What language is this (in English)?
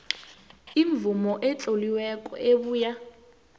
South Ndebele